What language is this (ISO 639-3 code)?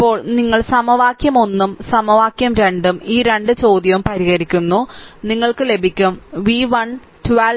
mal